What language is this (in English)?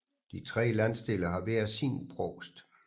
Danish